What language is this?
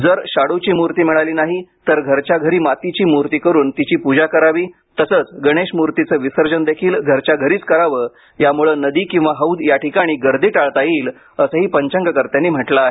Marathi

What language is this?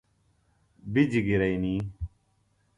Phalura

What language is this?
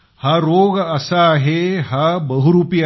Marathi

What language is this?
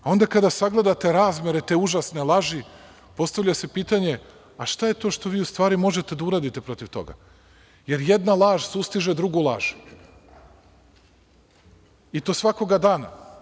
Serbian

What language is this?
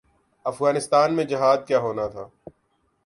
Urdu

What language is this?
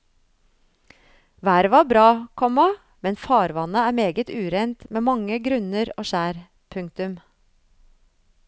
Norwegian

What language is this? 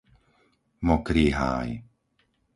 Slovak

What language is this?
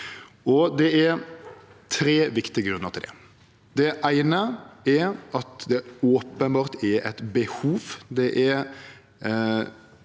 Norwegian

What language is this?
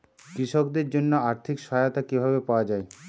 Bangla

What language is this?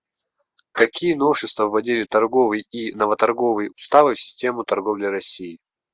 Russian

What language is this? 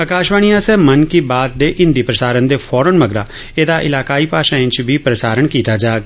Dogri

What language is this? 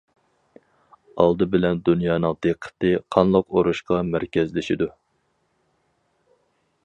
Uyghur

